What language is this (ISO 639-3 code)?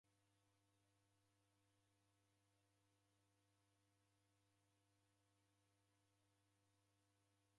dav